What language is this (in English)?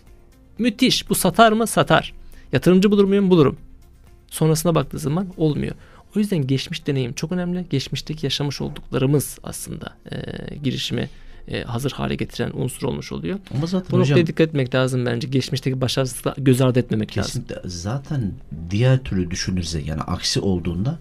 Turkish